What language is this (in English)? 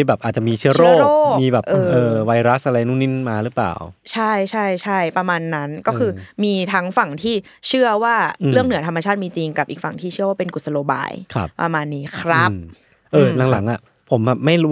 Thai